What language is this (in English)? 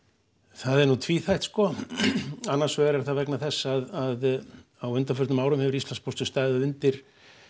Icelandic